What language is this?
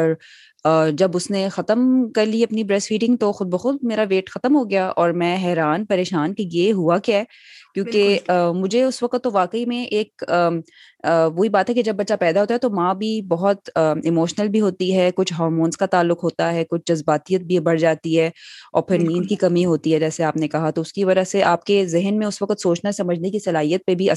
Urdu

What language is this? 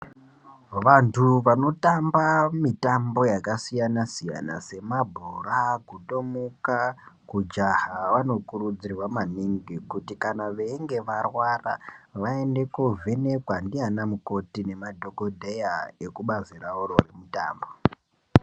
Ndau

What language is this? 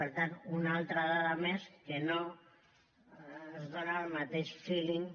Catalan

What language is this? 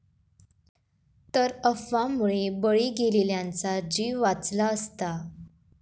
Marathi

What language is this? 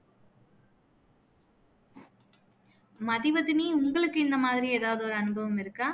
Tamil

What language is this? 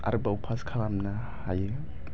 Bodo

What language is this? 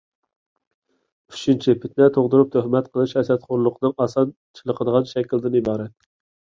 Uyghur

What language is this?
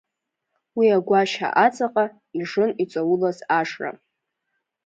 Abkhazian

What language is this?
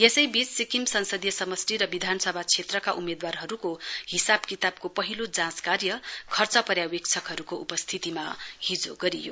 Nepali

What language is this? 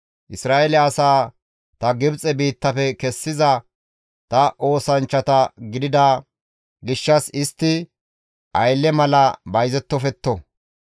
Gamo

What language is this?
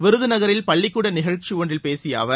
Tamil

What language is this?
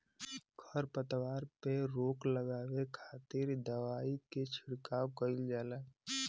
Bhojpuri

